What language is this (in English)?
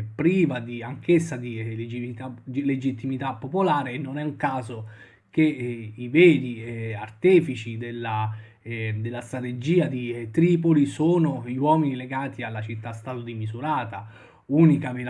Italian